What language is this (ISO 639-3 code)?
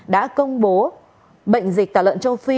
vie